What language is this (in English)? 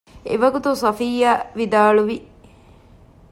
Divehi